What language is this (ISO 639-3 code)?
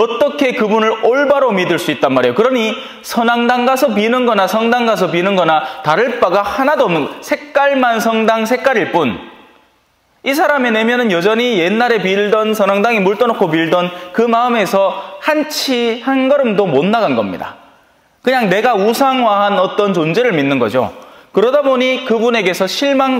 kor